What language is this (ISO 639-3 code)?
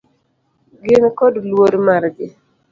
luo